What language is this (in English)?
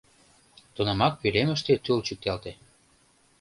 Mari